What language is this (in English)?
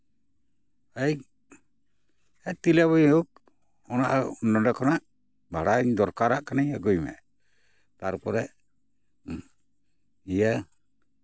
Santali